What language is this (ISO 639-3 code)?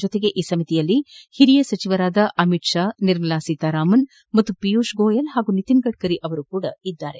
kan